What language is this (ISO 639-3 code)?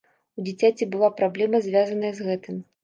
bel